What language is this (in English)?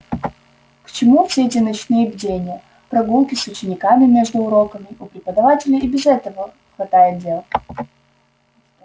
Russian